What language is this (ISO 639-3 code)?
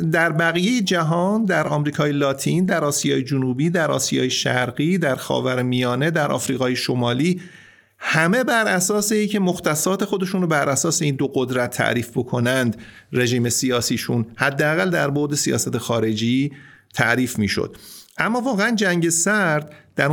fas